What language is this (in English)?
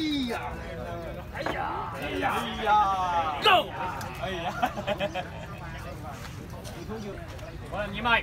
Vietnamese